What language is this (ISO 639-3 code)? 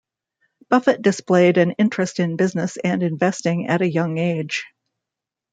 eng